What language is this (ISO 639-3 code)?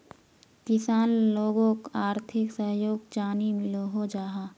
mag